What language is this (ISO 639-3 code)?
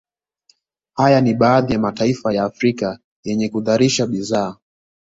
swa